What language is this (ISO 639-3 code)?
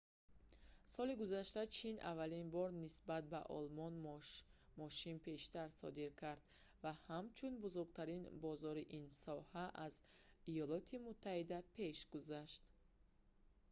tgk